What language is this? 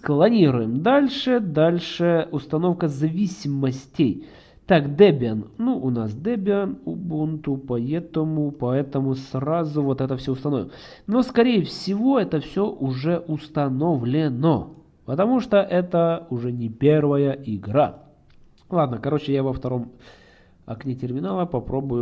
Russian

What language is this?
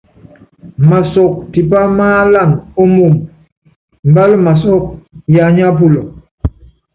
Yangben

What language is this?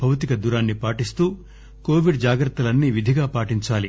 Telugu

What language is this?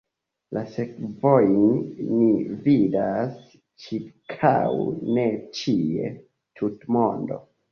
Esperanto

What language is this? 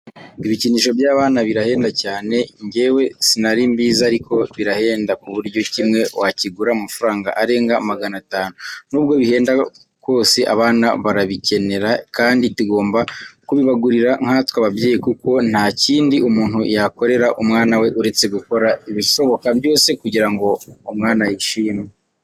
Kinyarwanda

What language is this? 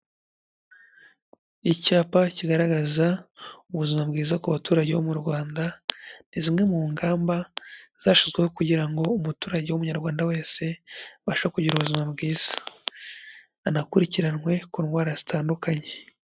Kinyarwanda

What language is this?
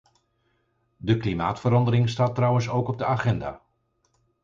Dutch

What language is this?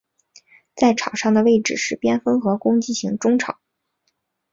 Chinese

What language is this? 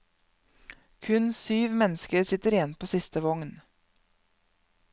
Norwegian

